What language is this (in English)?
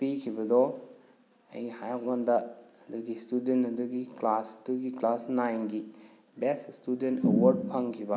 Manipuri